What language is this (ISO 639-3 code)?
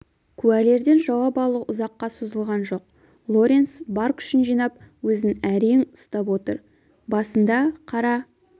kaz